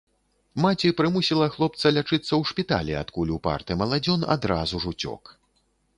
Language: Belarusian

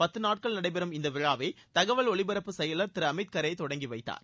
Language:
Tamil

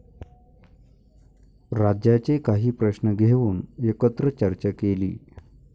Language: Marathi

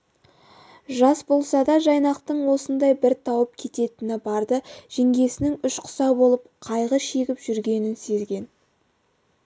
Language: Kazakh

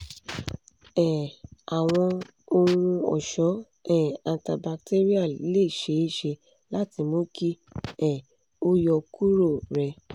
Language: Yoruba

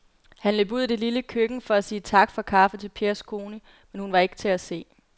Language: Danish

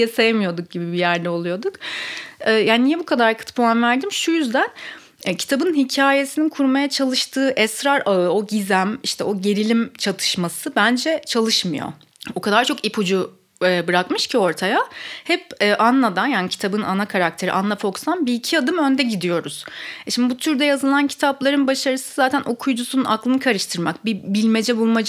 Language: Turkish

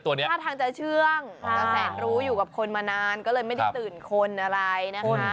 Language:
Thai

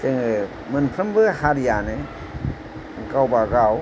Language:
Bodo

